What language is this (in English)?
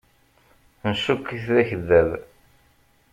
Kabyle